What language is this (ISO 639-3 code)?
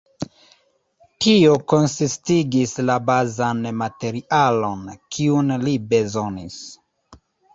epo